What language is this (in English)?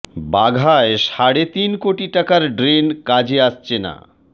Bangla